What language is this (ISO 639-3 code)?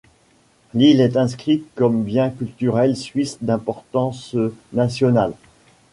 fra